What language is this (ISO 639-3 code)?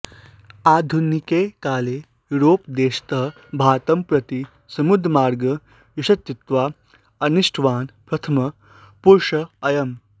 san